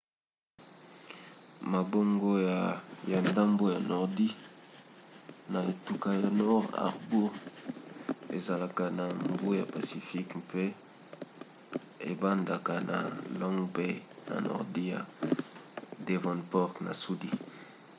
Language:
Lingala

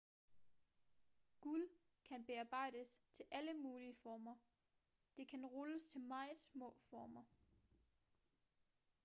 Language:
Danish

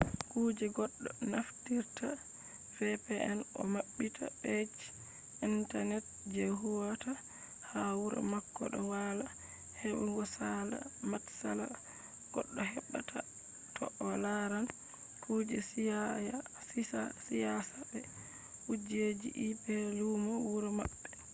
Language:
Fula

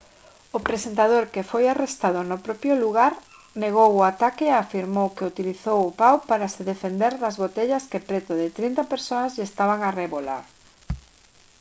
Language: Galician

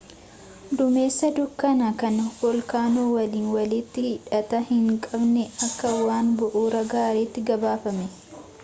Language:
Oromo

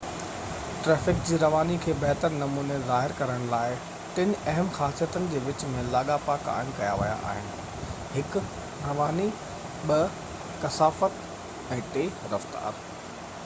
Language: Sindhi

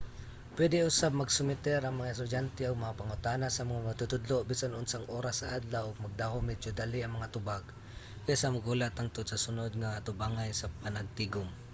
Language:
Cebuano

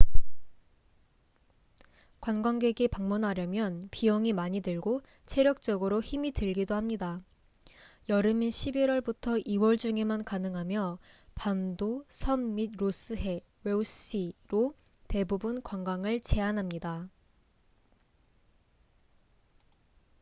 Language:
Korean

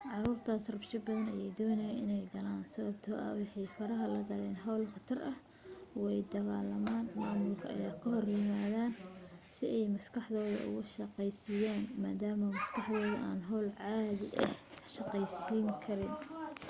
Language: Somali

